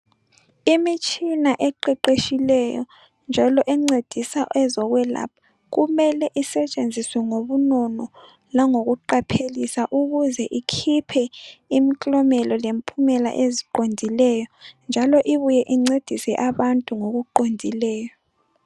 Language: North Ndebele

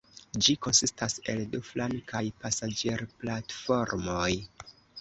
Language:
Esperanto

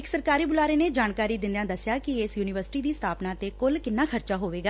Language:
Punjabi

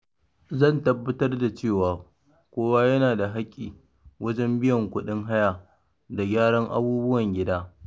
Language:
Hausa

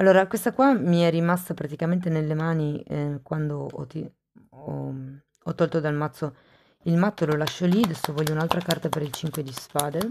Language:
Italian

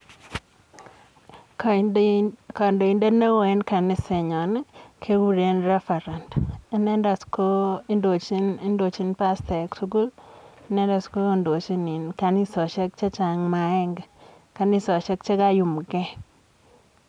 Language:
Kalenjin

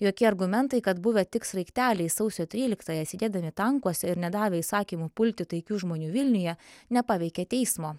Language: Lithuanian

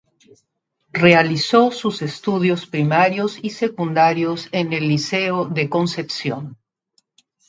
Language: Spanish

